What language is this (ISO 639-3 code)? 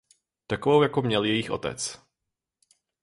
ces